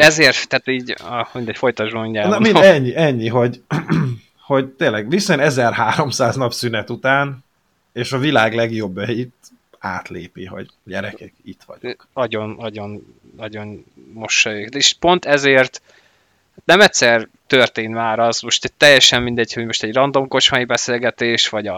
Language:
Hungarian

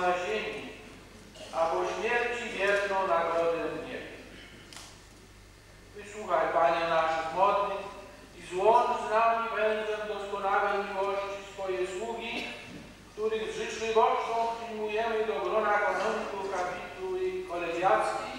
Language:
Polish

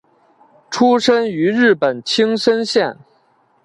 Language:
Chinese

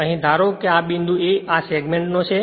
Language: Gujarati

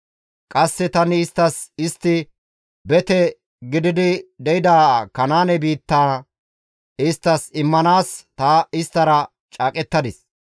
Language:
Gamo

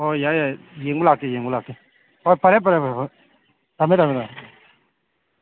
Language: Manipuri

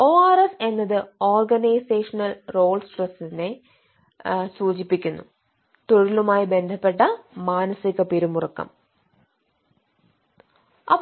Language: Malayalam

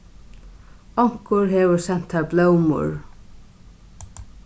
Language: Faroese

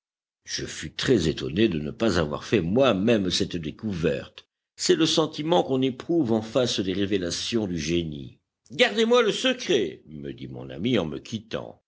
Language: French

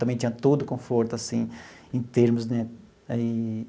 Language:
Portuguese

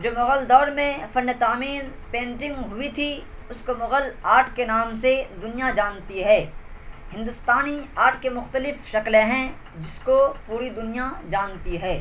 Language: Urdu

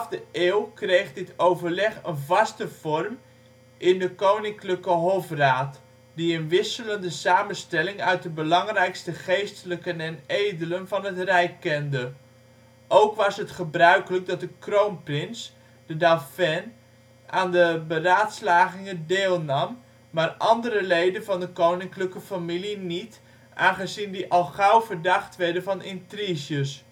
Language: Dutch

